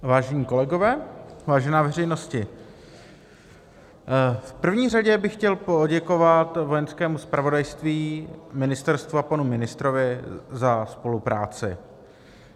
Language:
Czech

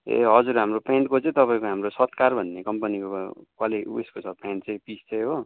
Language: Nepali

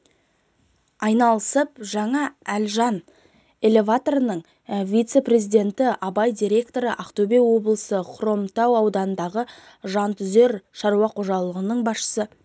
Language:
Kazakh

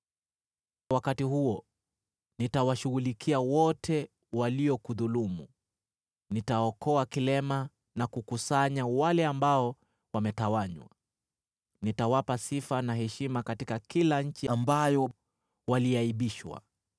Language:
Swahili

